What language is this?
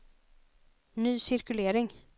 Swedish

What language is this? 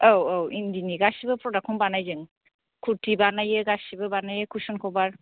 Bodo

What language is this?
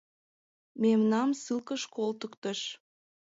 Mari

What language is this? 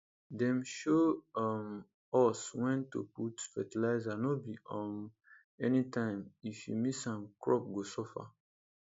Nigerian Pidgin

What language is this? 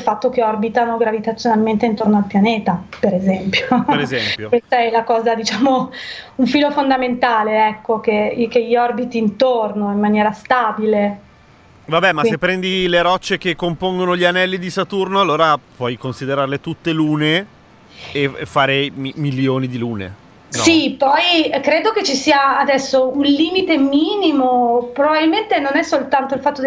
Italian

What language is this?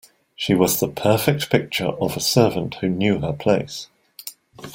English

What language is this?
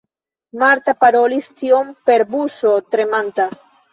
Esperanto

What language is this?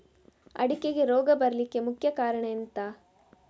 Kannada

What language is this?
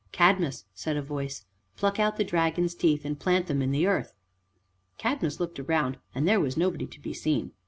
English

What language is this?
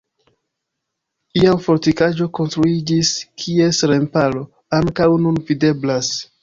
Esperanto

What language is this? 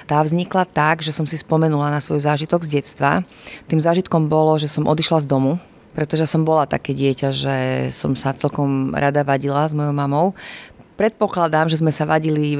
Slovak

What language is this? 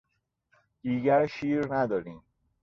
Persian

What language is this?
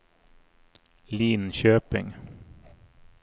Swedish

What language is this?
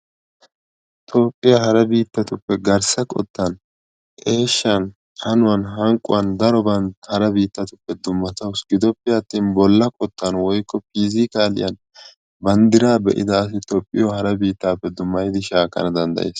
Wolaytta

